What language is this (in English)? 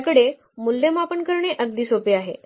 Marathi